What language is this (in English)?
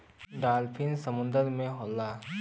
Bhojpuri